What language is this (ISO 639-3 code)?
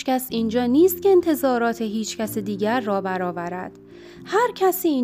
fas